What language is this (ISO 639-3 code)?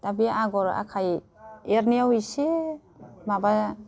brx